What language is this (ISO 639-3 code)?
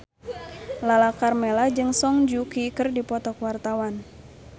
sun